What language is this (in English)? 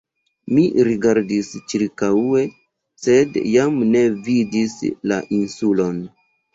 Esperanto